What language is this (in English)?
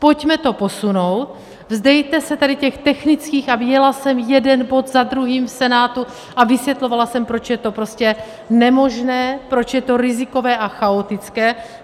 Czech